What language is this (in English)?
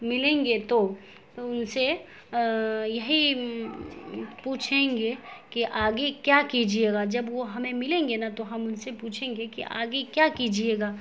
Urdu